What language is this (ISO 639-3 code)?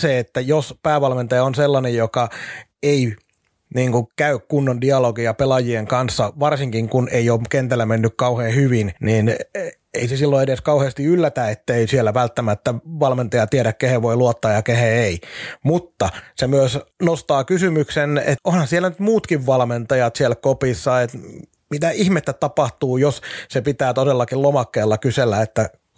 fin